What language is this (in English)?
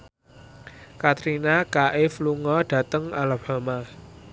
Javanese